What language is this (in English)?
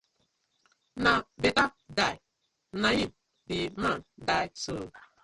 Nigerian Pidgin